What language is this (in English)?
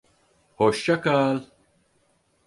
Turkish